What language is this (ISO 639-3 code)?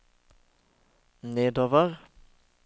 nor